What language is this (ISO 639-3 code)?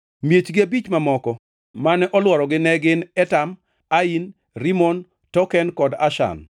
luo